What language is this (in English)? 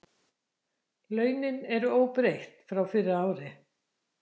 Icelandic